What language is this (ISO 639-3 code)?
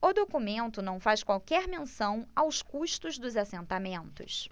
por